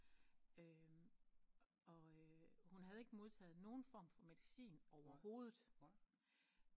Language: Danish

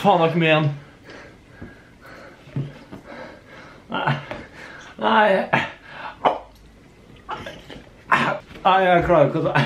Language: Norwegian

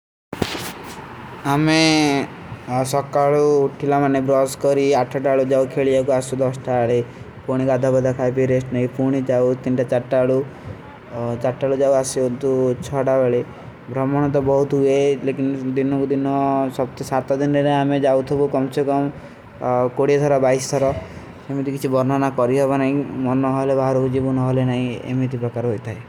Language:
Kui (India)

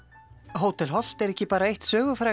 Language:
Icelandic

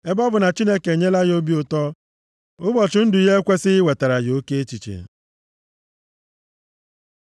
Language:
Igbo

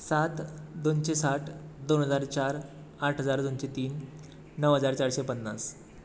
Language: Konkani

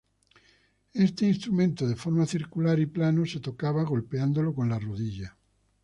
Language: Spanish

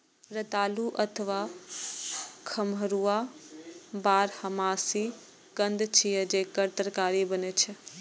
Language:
Maithili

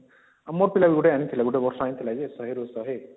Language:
Odia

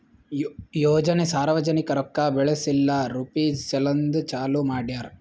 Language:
Kannada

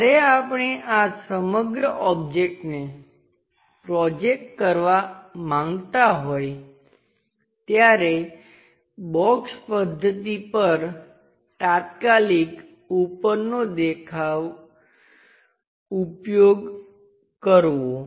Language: Gujarati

